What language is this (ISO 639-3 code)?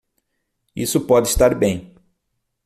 por